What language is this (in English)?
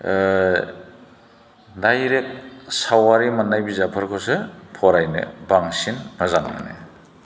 Bodo